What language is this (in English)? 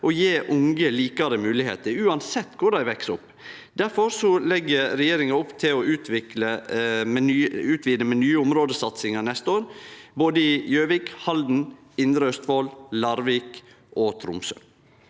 Norwegian